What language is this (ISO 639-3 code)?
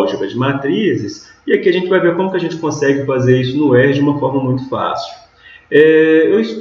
por